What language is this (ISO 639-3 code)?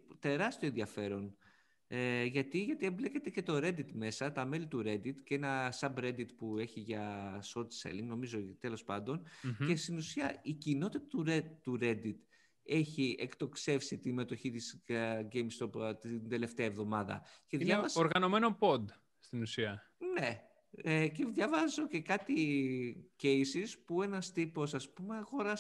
ell